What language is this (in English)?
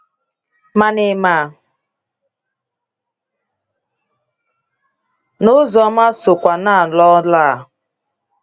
Igbo